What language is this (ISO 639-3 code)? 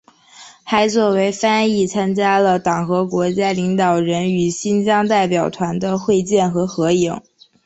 zho